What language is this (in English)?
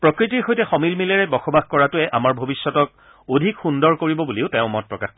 Assamese